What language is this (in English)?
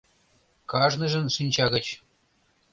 Mari